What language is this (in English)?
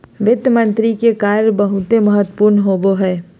Magahi